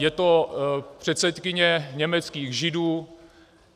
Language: Czech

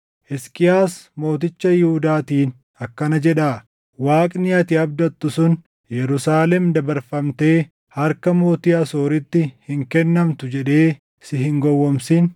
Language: Oromo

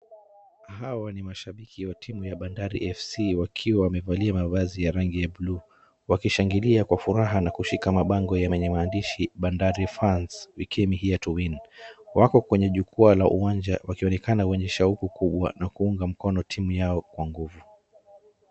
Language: Swahili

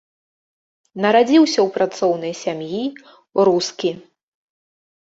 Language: Belarusian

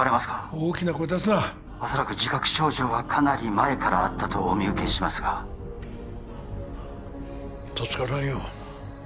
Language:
Japanese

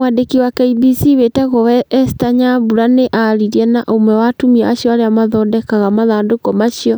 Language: Kikuyu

